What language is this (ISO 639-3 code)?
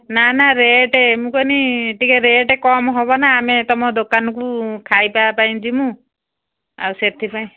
ori